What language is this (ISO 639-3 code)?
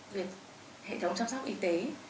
vie